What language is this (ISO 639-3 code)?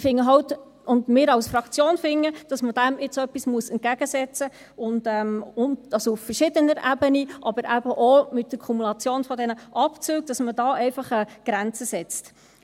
gsw